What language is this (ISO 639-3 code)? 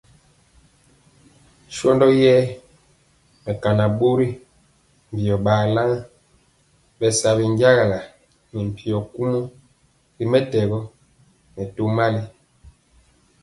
mcx